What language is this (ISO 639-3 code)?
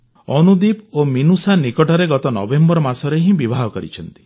ori